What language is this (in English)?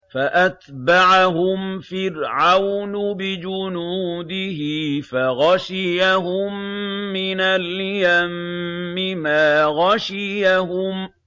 Arabic